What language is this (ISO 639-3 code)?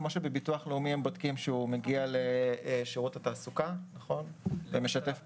heb